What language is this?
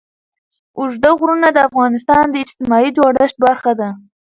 Pashto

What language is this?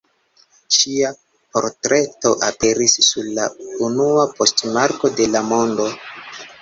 Esperanto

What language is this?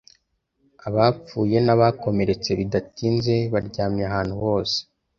Kinyarwanda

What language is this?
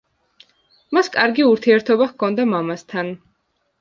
Georgian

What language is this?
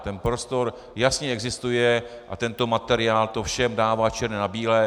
Czech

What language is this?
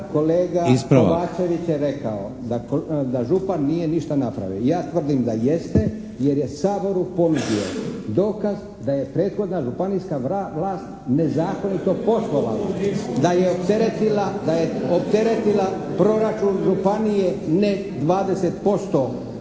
Croatian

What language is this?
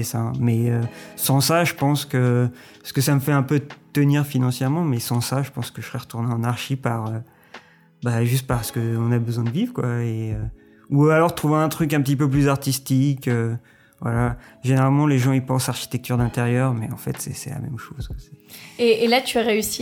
French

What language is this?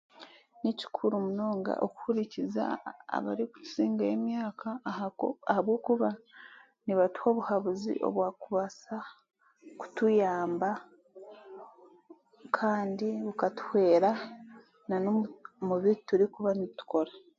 Chiga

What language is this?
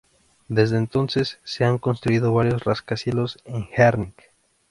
Spanish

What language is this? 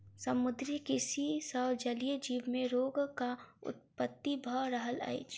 Maithili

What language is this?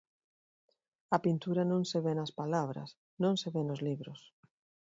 Galician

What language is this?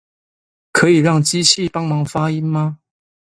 Chinese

